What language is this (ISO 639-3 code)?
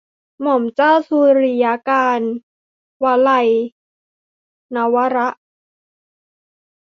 tha